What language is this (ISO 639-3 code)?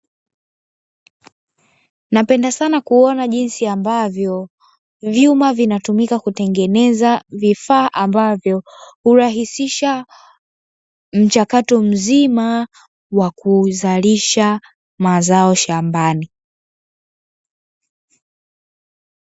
swa